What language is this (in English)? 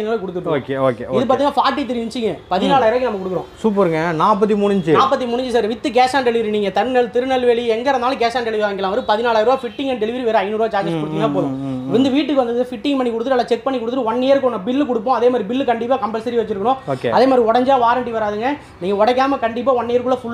Arabic